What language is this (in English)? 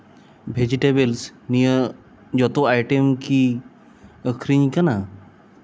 Santali